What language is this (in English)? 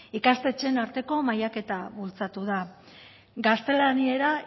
Basque